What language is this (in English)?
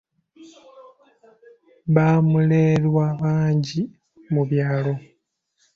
Ganda